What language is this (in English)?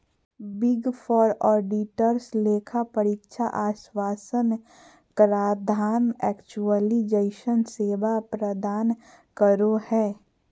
Magahi